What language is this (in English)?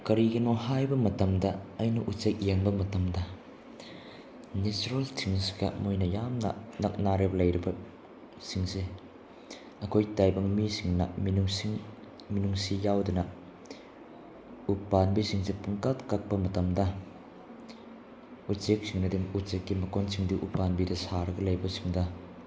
Manipuri